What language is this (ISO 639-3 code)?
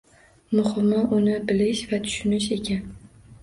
uzb